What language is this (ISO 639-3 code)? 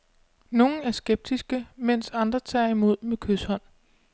dan